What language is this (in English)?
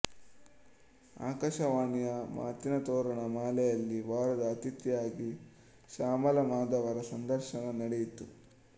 Kannada